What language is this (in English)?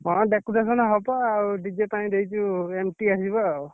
Odia